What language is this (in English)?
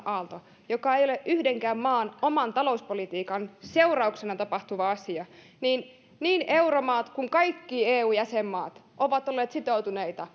Finnish